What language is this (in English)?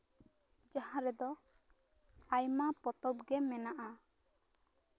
Santali